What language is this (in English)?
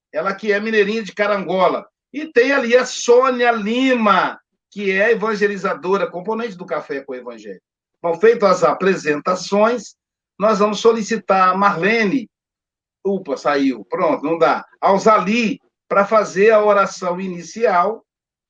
Portuguese